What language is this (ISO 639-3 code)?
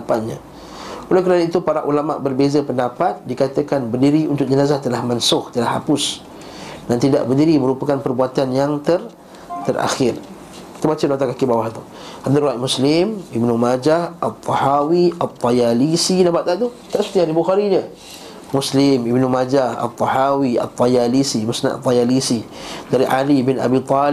msa